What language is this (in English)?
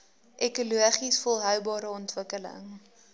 Afrikaans